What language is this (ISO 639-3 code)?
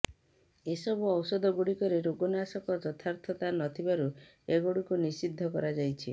ori